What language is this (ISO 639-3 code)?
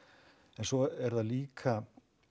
isl